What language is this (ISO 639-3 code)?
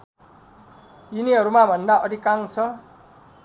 nep